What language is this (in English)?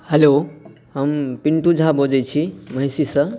Maithili